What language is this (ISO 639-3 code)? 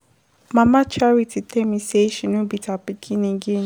pcm